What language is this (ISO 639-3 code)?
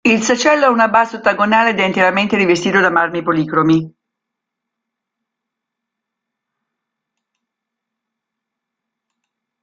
ita